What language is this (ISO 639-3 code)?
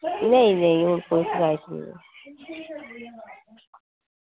doi